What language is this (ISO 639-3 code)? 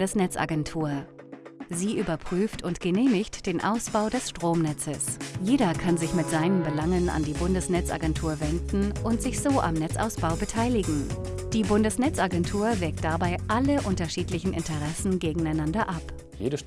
deu